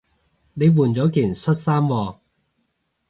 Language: Cantonese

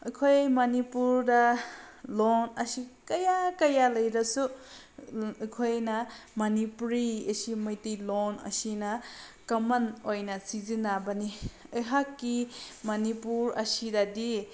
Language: Manipuri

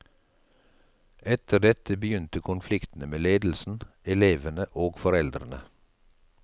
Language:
Norwegian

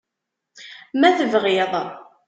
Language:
Kabyle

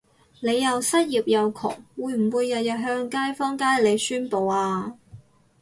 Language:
Cantonese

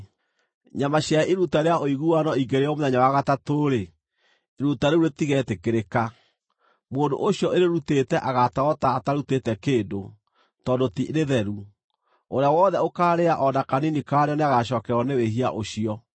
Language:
Kikuyu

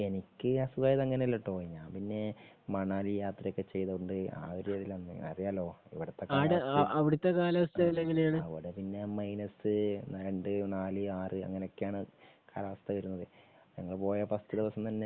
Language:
Malayalam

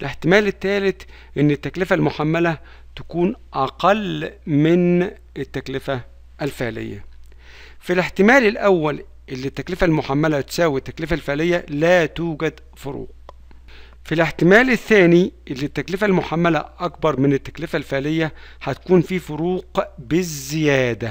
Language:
Arabic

